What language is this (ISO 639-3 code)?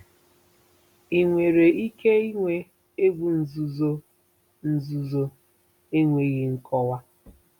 ibo